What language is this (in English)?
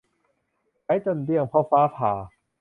Thai